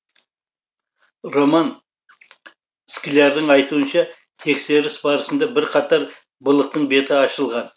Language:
Kazakh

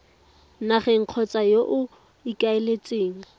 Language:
Tswana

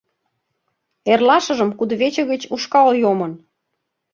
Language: Mari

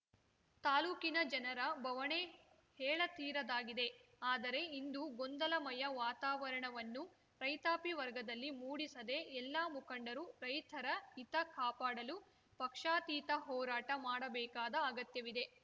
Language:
Kannada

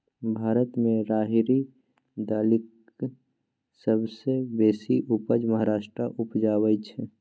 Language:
Maithili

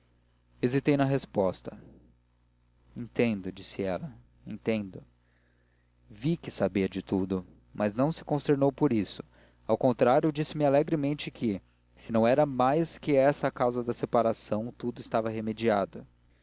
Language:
Portuguese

